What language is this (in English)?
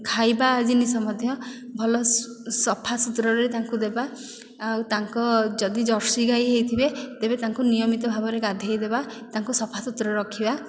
Odia